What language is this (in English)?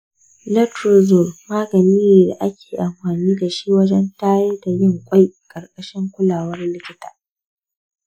Hausa